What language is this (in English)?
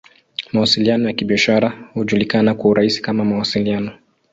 Swahili